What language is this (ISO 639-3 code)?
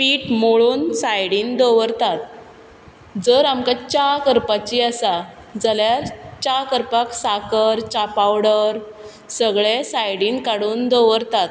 kok